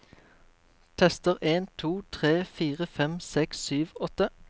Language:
Norwegian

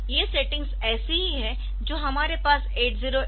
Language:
Hindi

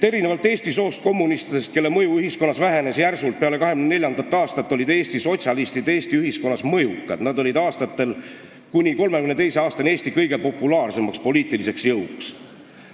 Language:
Estonian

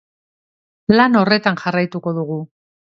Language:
Basque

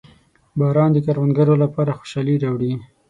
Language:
Pashto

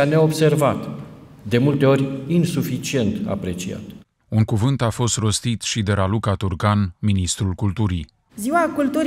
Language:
Romanian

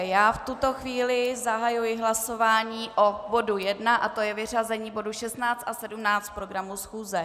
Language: Czech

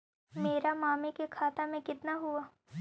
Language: Magahi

